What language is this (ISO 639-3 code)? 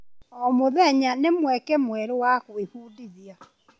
kik